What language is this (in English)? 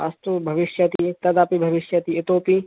Sanskrit